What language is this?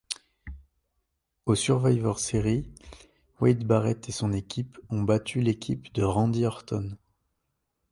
French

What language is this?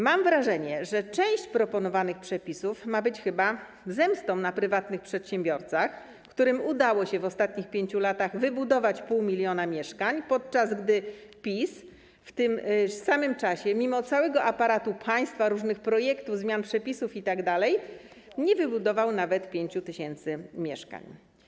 Polish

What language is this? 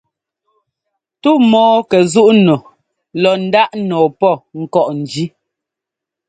Ngomba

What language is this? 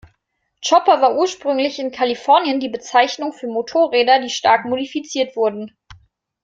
German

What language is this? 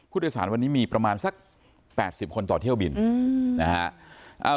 Thai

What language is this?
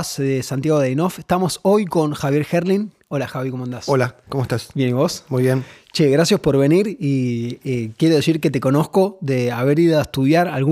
Spanish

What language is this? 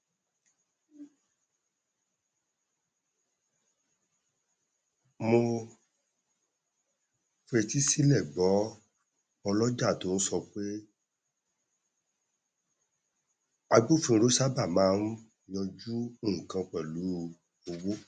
Yoruba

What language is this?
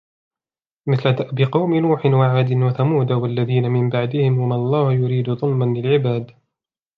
Arabic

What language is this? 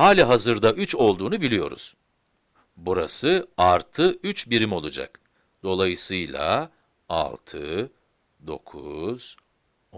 Turkish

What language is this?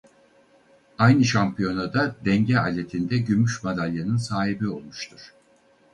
Turkish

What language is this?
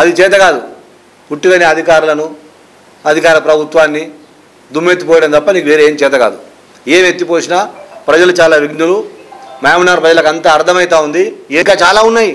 Telugu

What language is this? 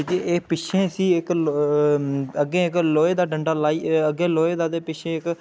Dogri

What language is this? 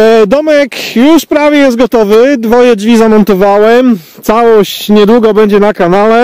Polish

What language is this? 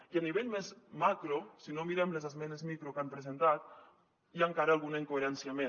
Catalan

